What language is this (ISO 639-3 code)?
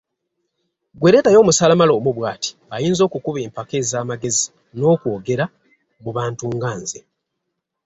lug